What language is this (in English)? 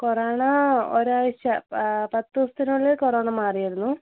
Malayalam